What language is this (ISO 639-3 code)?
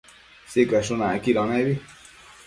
mcf